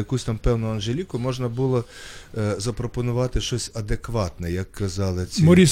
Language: Ukrainian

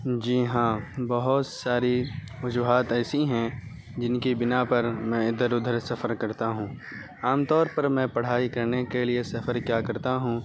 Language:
Urdu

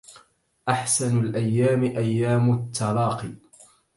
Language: Arabic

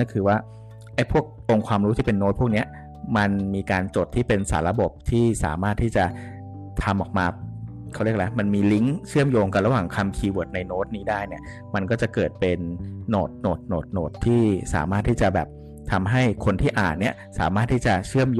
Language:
Thai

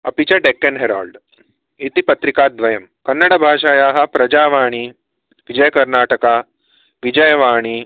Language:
Sanskrit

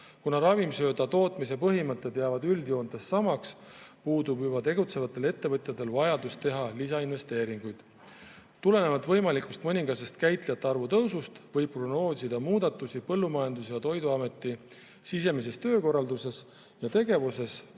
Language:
Estonian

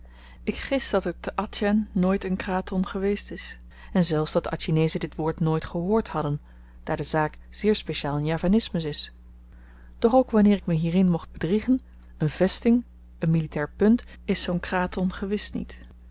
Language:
Dutch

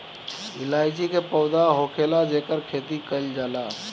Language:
Bhojpuri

